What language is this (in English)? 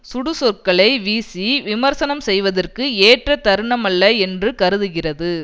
Tamil